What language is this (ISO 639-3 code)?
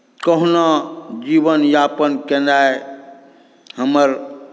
mai